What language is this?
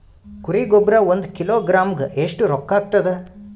Kannada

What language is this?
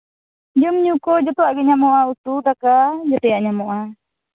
Santali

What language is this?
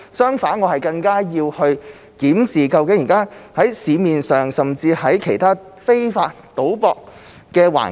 Cantonese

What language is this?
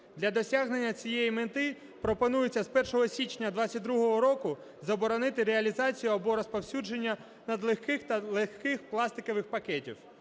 Ukrainian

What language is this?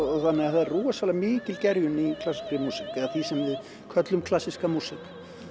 Icelandic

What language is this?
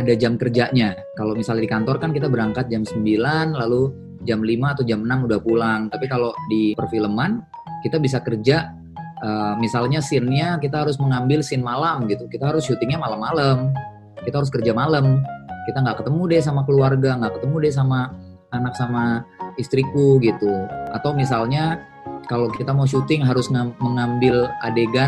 Indonesian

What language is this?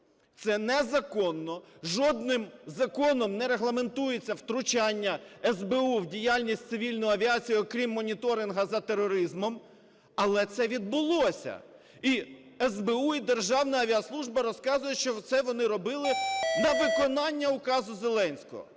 Ukrainian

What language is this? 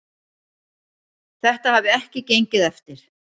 Icelandic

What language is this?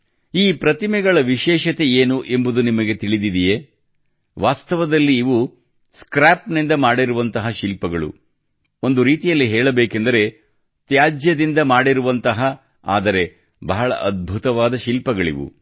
Kannada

